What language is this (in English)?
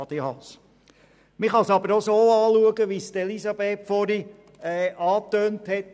Swiss German